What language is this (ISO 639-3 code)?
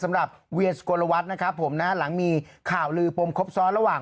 tha